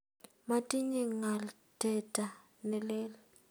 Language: Kalenjin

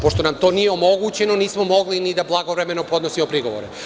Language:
Serbian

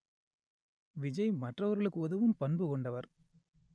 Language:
Tamil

